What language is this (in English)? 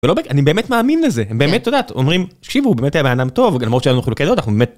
Hebrew